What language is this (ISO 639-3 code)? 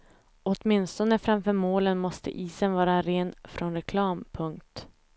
swe